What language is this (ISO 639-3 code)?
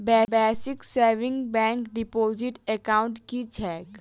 mai